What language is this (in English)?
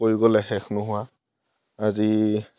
Assamese